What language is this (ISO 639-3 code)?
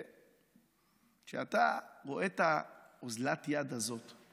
heb